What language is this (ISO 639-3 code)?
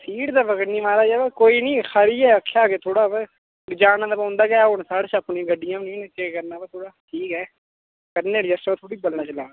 doi